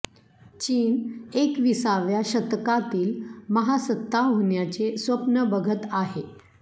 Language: Marathi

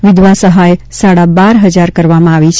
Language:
Gujarati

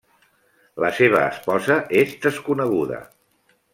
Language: Catalan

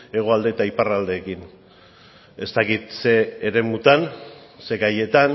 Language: Basque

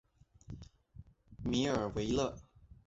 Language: Chinese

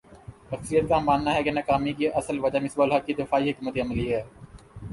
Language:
Urdu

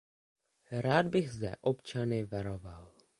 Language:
Czech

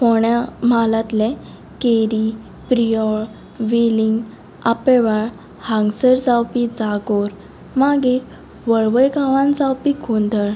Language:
Konkani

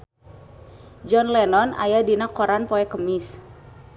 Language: Sundanese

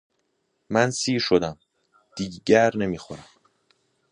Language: Persian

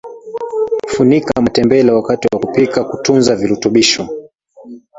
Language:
Swahili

